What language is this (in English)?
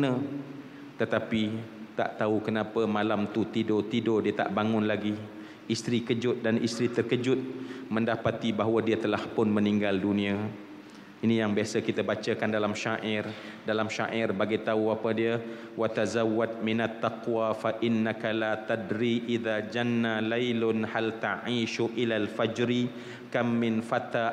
Malay